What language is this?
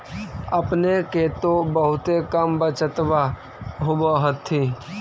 Magahi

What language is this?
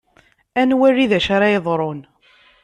Kabyle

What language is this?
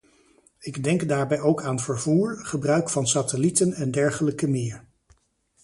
Dutch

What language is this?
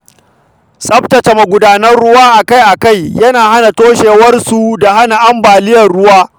Hausa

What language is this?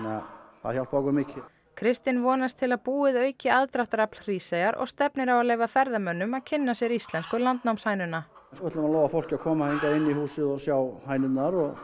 Icelandic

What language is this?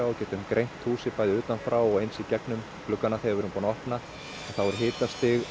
Icelandic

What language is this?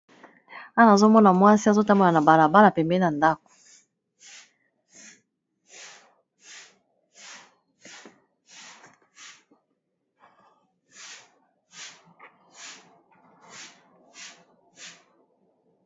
Lingala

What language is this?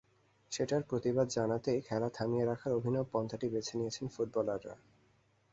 Bangla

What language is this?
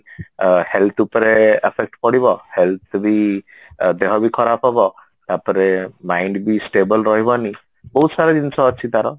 Odia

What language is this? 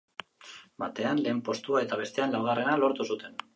Basque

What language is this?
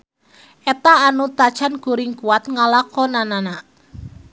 Sundanese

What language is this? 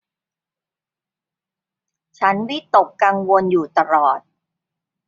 Thai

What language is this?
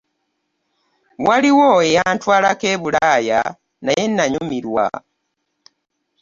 Ganda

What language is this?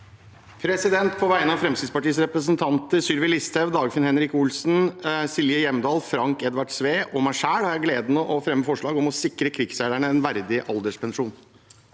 Norwegian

